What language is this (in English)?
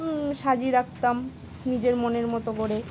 Bangla